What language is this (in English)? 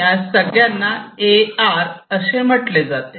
Marathi